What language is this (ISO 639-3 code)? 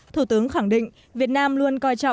vie